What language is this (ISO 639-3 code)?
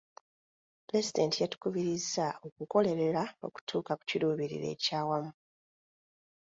lug